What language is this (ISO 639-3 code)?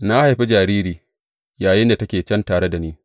hau